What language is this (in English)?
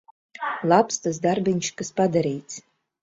Latvian